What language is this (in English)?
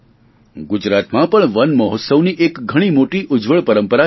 Gujarati